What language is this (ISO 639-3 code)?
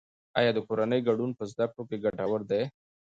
pus